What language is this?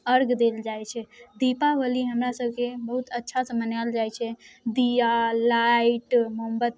Maithili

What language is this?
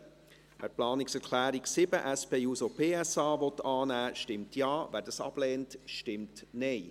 Swiss German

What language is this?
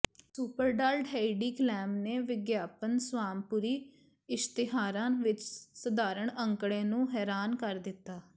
Punjabi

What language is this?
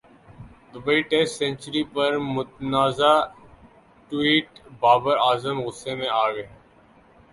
Urdu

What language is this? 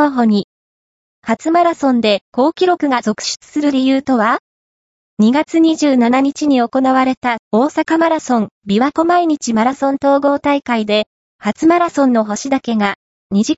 Japanese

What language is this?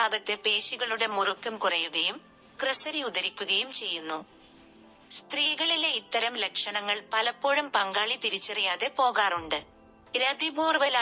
Malayalam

